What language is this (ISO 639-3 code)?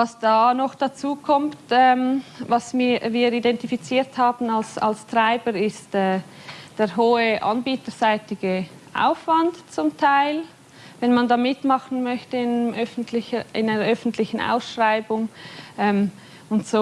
deu